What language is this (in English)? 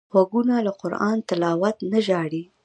Pashto